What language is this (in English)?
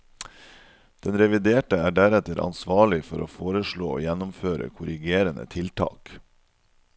Norwegian